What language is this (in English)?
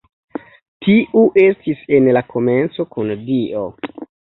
Esperanto